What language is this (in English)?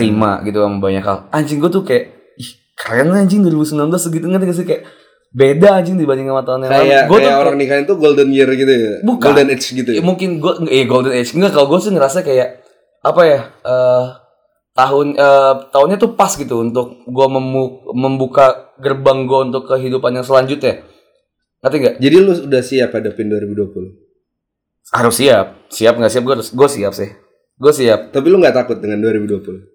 Indonesian